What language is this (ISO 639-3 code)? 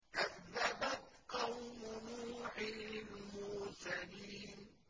ara